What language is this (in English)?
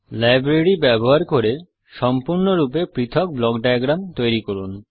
Bangla